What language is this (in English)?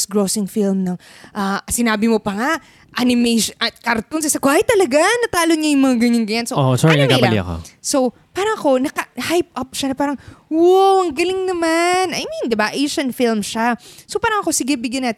Filipino